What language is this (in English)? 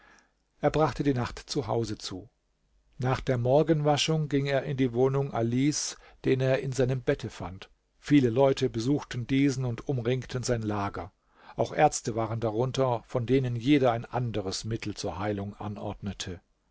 German